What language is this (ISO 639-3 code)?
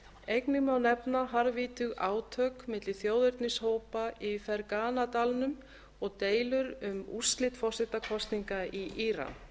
isl